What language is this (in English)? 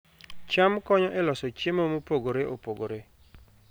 Luo (Kenya and Tanzania)